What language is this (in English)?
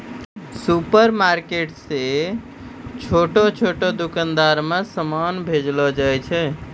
Maithili